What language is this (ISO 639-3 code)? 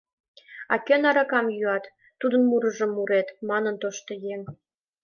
chm